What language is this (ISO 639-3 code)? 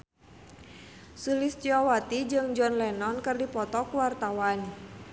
sun